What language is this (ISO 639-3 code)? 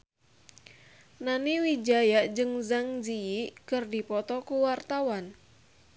sun